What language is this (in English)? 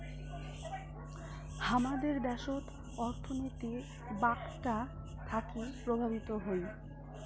Bangla